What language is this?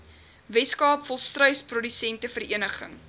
Afrikaans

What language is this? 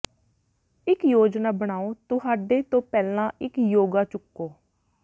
Punjabi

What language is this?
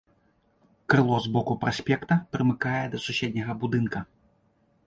Belarusian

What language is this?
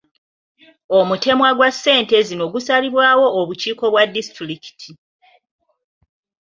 Ganda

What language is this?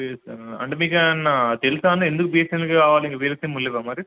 Telugu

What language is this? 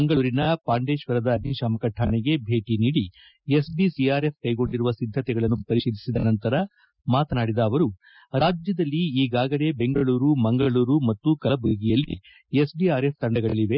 Kannada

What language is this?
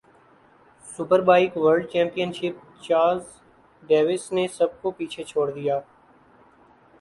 Urdu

